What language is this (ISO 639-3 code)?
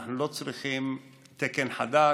heb